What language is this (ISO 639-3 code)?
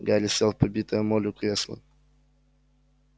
rus